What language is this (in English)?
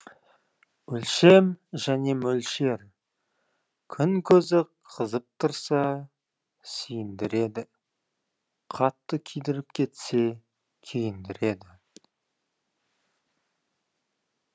Kazakh